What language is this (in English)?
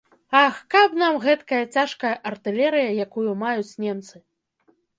Belarusian